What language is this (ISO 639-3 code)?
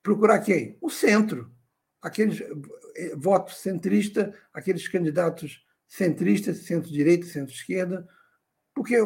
por